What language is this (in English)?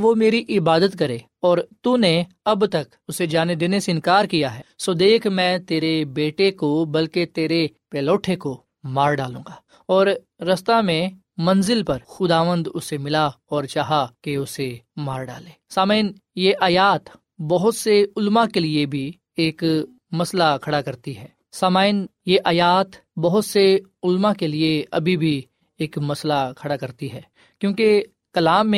Urdu